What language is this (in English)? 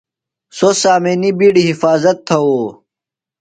Phalura